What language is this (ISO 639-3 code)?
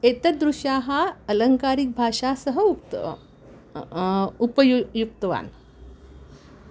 san